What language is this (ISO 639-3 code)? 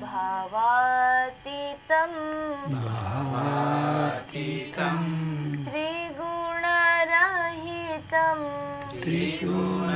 hin